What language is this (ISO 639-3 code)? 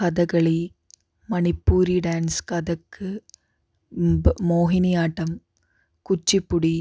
mal